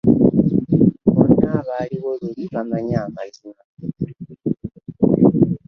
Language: Ganda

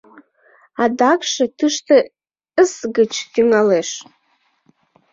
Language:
Mari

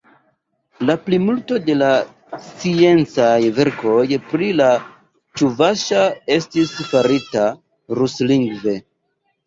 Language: Esperanto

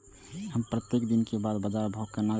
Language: Maithili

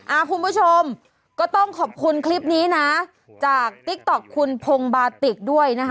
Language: Thai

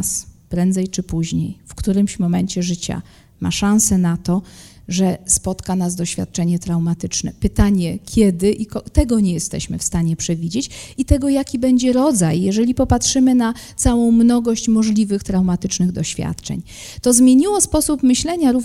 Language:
Polish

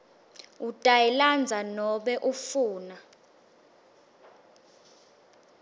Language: Swati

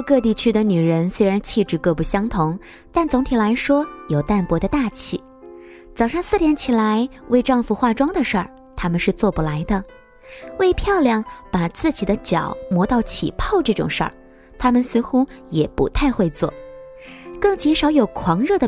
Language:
Chinese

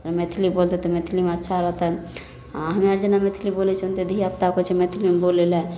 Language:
Maithili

